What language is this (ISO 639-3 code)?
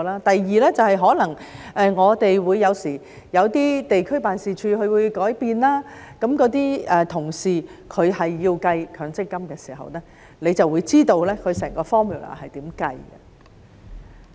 yue